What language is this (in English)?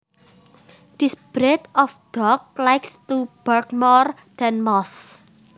Javanese